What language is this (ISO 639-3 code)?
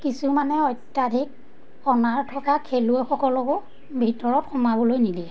asm